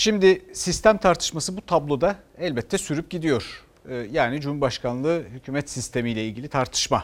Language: Turkish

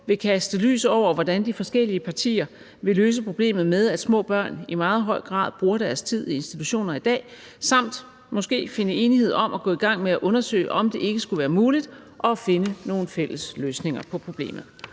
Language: Danish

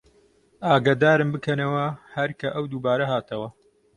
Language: Central Kurdish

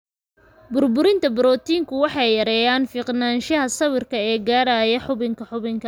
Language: Somali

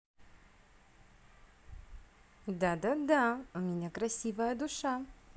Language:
Russian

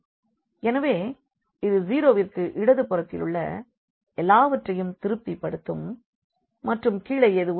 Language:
Tamil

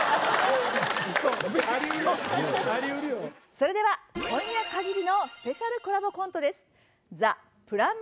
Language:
Japanese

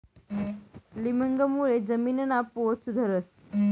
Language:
Marathi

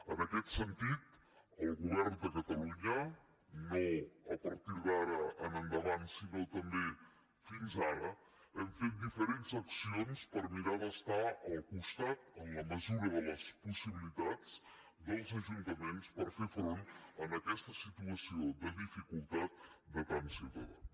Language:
Catalan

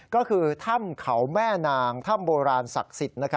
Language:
Thai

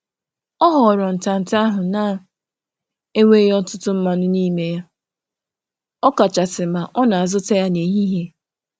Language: Igbo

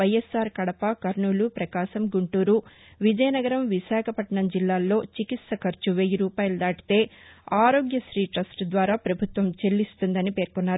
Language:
Telugu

